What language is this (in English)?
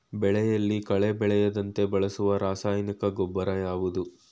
Kannada